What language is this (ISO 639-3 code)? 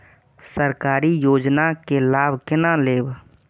mai